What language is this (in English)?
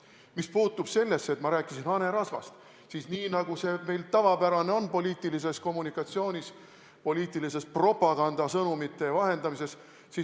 Estonian